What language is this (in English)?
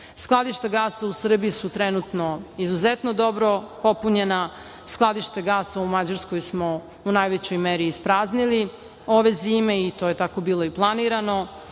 Serbian